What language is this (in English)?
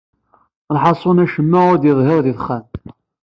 Kabyle